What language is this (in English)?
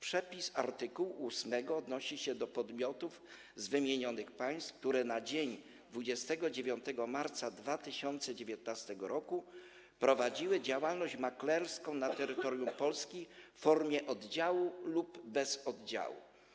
Polish